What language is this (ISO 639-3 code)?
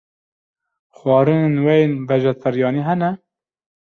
kur